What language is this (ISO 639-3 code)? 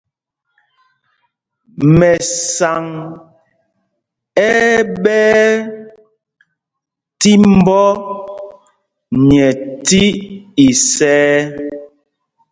mgg